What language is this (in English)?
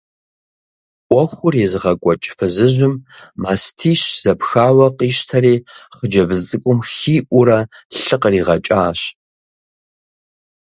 Kabardian